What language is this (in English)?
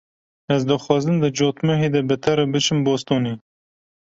Kurdish